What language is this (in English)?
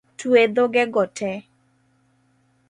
Luo (Kenya and Tanzania)